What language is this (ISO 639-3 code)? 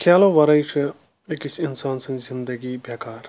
kas